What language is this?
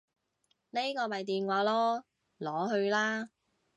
Cantonese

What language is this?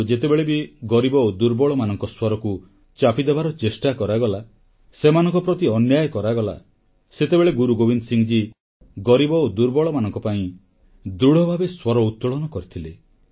Odia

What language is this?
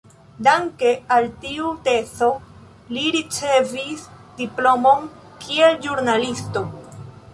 Esperanto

